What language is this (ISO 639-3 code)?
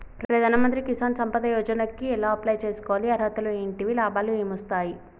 tel